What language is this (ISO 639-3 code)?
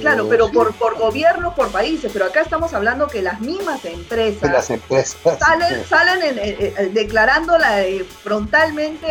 spa